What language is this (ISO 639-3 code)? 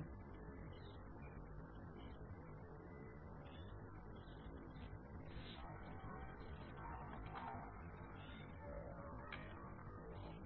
guj